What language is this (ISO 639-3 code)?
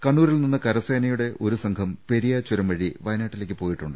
mal